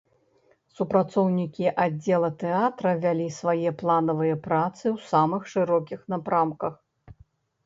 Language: Belarusian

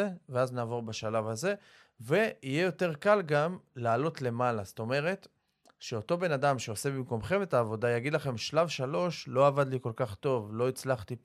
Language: Hebrew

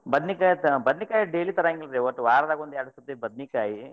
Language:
Kannada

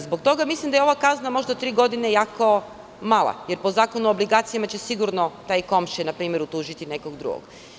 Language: Serbian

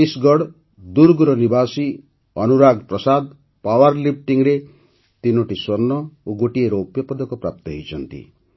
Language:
Odia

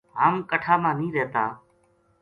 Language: Gujari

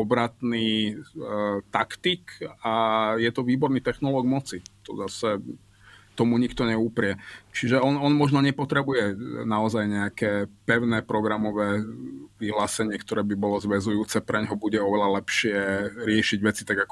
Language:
Slovak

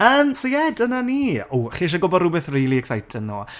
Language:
Welsh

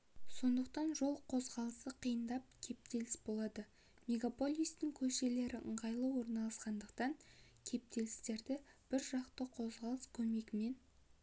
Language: Kazakh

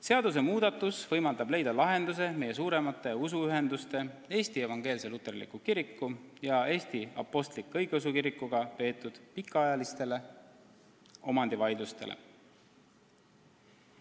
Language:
Estonian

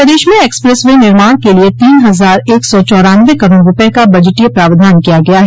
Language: Hindi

